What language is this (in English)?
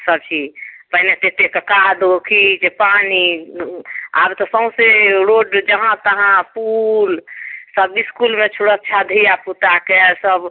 Maithili